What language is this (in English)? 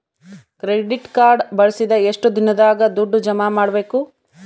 Kannada